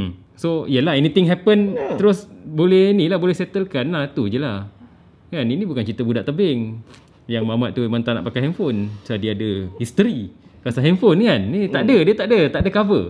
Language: Malay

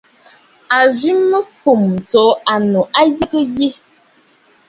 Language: Bafut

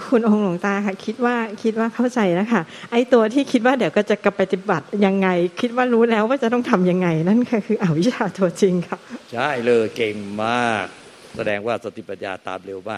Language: Thai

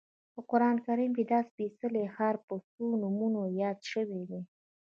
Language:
Pashto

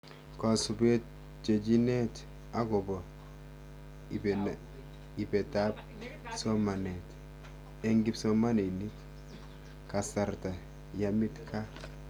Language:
Kalenjin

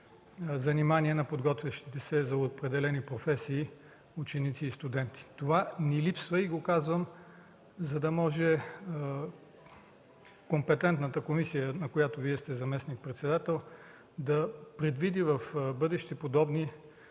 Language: Bulgarian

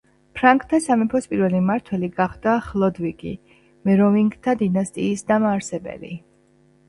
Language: Georgian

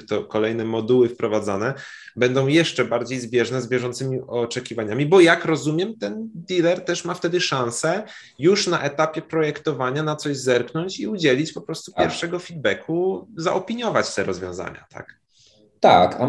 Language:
Polish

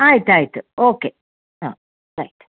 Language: Kannada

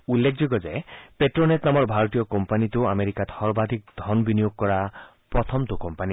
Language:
Assamese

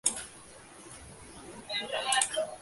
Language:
Indonesian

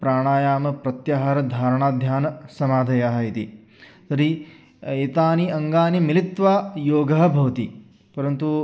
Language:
Sanskrit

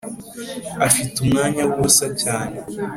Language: Kinyarwanda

